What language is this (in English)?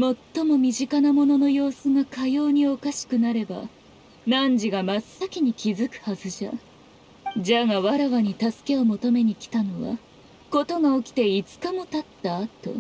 Japanese